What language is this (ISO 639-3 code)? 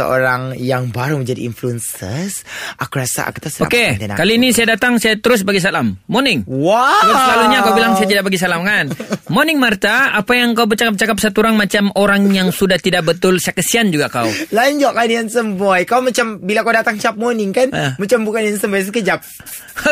msa